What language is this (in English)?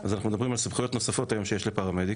Hebrew